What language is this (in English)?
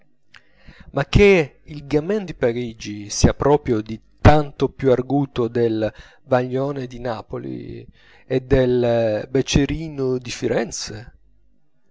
Italian